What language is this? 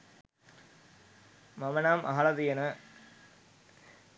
Sinhala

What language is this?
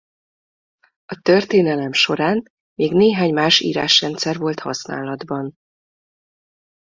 Hungarian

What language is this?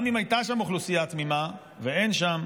Hebrew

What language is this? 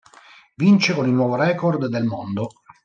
Italian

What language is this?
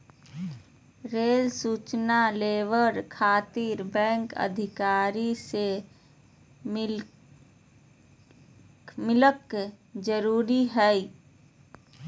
Magahi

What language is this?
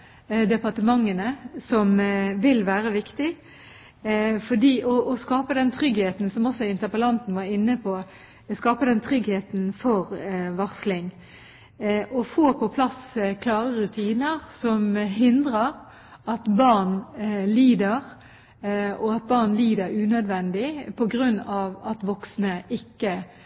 Norwegian Bokmål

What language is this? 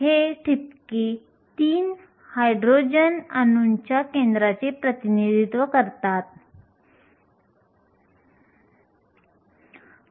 Marathi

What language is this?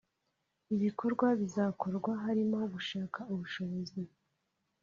Kinyarwanda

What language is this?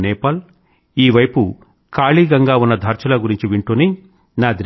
Telugu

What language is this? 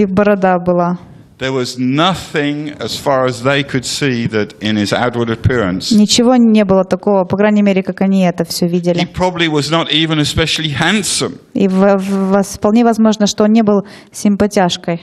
Russian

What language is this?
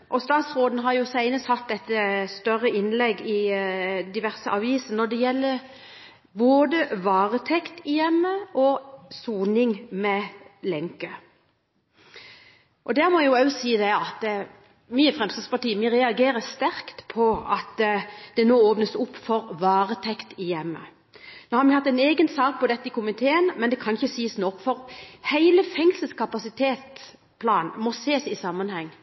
Norwegian Bokmål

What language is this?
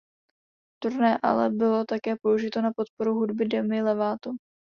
Czech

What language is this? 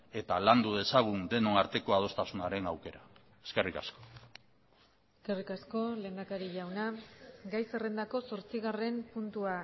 Basque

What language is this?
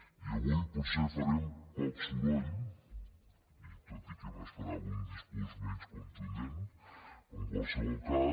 Catalan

